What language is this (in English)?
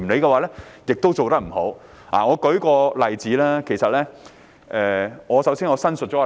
Cantonese